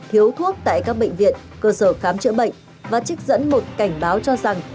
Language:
Vietnamese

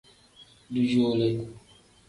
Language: Tem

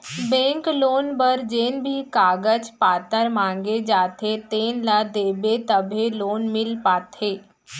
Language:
Chhattisgarhi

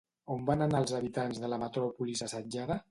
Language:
Catalan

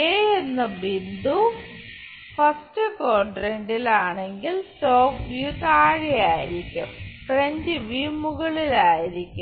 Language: Malayalam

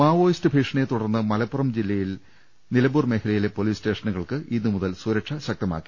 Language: Malayalam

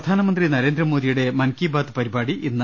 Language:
Malayalam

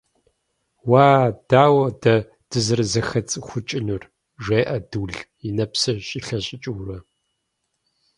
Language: Kabardian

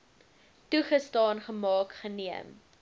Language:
Afrikaans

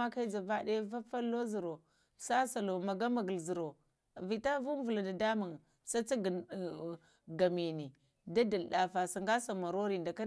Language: Lamang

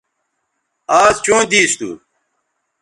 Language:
Bateri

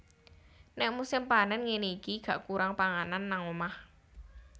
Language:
Javanese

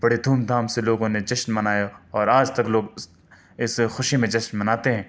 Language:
Urdu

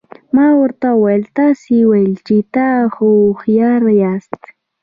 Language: Pashto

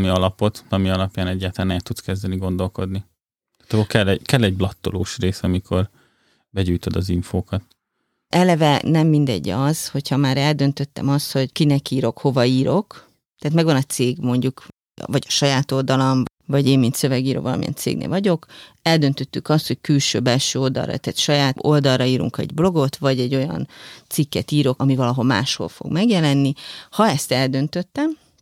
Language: Hungarian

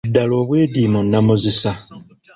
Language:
Ganda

